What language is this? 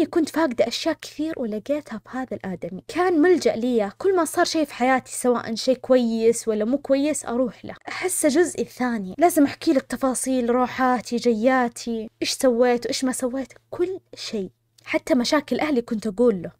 Arabic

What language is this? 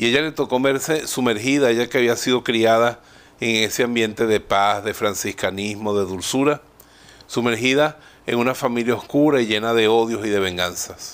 Spanish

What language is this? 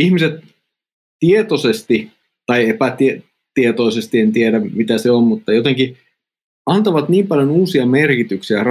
Finnish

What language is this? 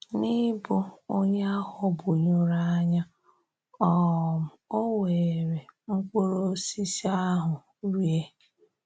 Igbo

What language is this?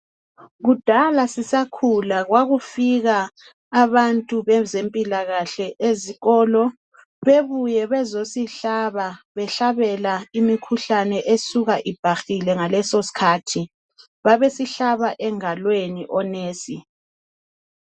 North Ndebele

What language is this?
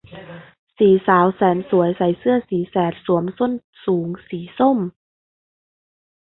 Thai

